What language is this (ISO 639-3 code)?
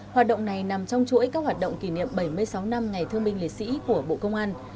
vie